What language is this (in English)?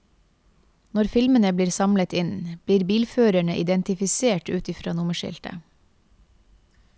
Norwegian